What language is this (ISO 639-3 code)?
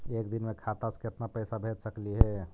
mag